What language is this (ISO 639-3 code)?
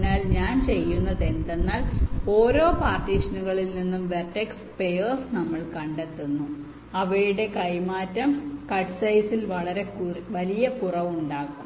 mal